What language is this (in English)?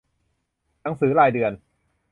Thai